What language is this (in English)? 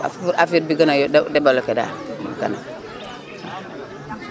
Wolof